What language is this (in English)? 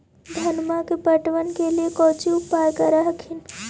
Magahi